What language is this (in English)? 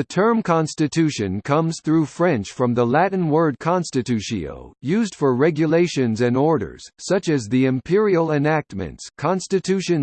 English